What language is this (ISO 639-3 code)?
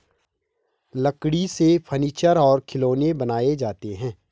hin